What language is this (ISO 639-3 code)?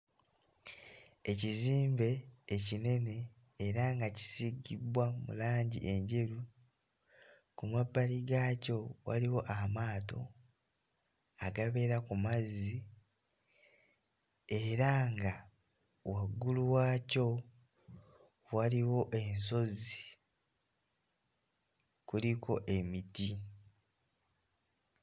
lug